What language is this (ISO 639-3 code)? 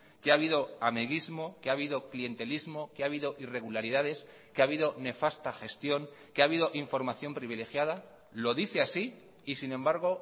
spa